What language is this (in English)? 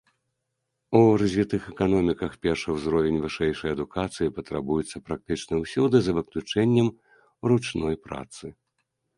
Belarusian